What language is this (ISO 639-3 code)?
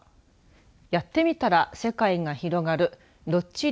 jpn